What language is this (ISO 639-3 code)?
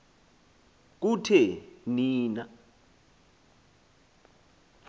xho